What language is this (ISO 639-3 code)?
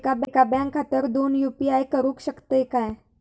mar